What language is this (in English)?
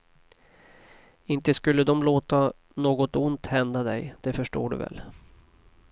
Swedish